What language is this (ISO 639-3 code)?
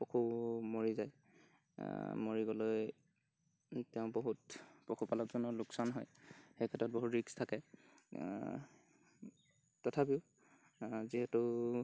asm